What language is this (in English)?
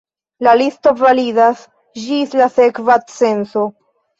Esperanto